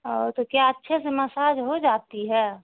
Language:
Urdu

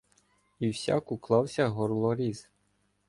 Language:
Ukrainian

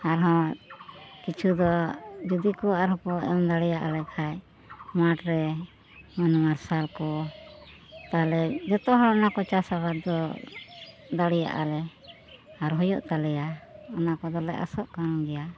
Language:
Santali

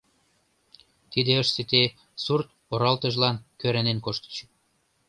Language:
Mari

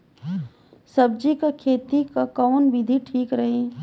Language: Bhojpuri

